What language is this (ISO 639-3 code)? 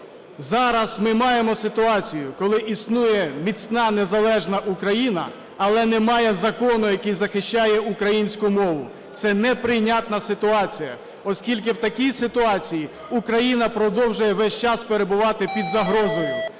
ukr